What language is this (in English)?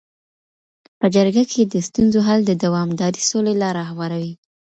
Pashto